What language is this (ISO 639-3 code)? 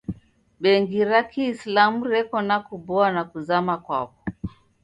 dav